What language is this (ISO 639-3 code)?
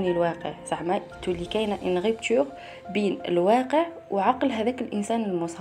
ara